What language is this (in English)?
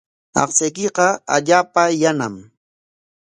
Corongo Ancash Quechua